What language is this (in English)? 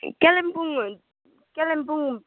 Nepali